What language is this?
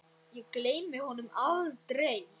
Icelandic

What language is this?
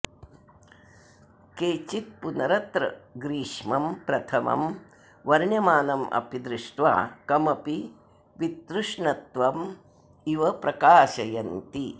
Sanskrit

